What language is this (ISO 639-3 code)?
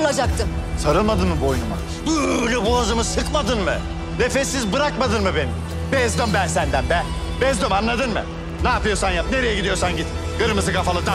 tur